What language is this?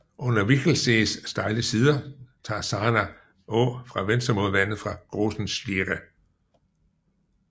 Danish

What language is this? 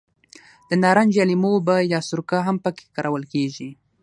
Pashto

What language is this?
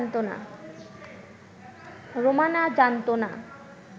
Bangla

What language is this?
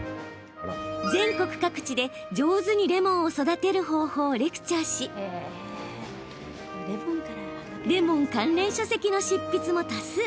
Japanese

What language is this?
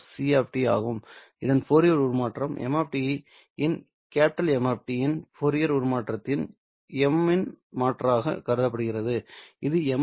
Tamil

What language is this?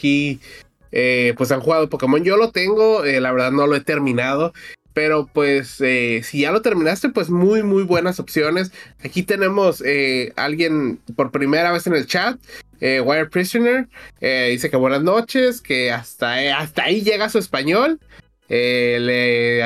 Spanish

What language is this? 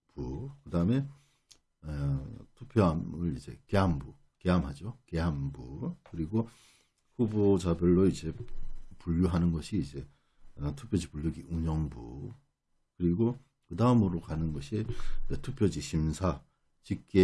Korean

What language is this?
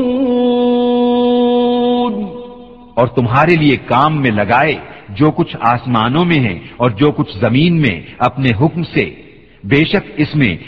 Urdu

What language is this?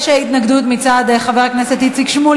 Hebrew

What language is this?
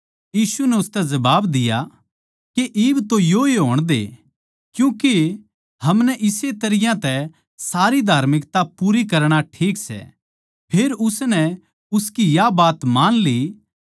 Haryanvi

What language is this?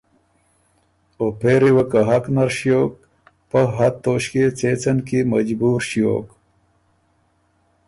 Ormuri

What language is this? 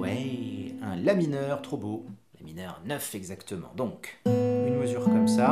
French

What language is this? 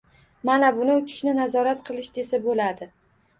Uzbek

